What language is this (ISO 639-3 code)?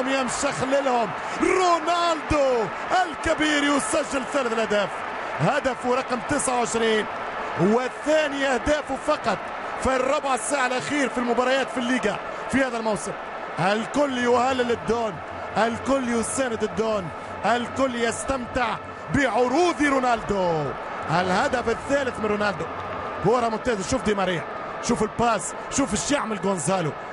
ara